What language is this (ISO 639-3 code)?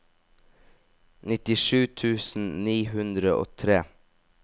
nor